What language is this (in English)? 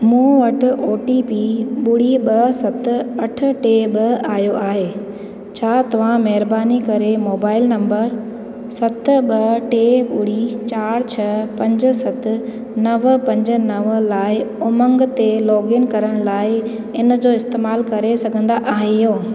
Sindhi